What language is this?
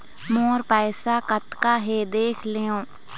Chhattisgarhi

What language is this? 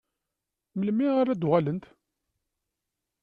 Kabyle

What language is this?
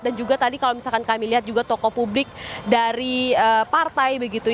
Indonesian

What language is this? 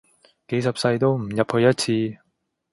Cantonese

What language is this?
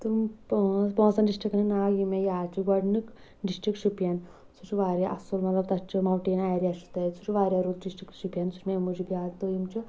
Kashmiri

